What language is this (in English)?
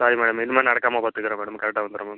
Tamil